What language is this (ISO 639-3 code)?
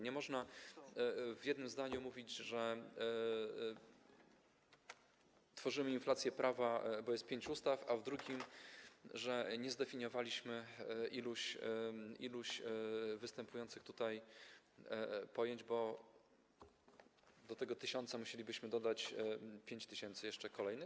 pol